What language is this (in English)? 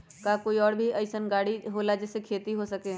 Magahi